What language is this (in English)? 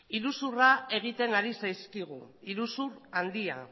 Basque